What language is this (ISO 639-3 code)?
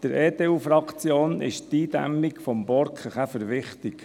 gsw